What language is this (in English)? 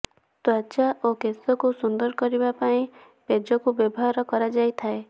Odia